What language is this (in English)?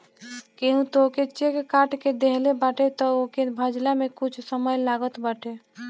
Bhojpuri